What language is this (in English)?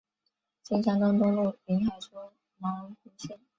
Chinese